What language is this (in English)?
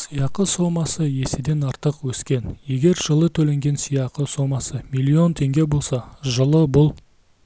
Kazakh